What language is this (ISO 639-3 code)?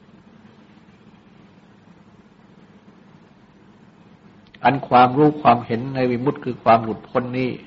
tha